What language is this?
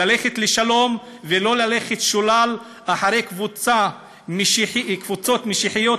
Hebrew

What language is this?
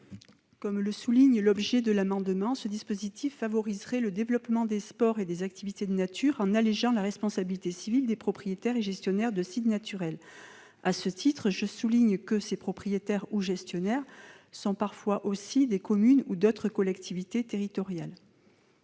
French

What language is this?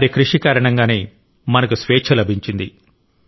Telugu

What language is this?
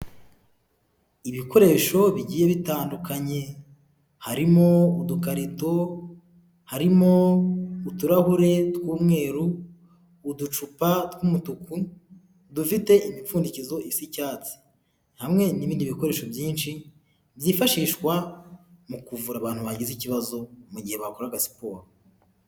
Kinyarwanda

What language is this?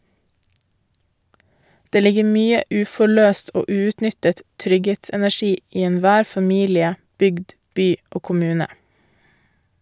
Norwegian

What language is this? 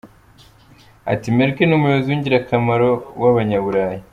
Kinyarwanda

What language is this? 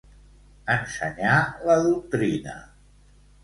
Catalan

